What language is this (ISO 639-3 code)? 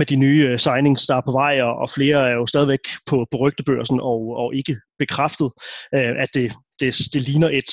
dan